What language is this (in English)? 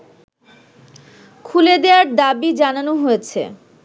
Bangla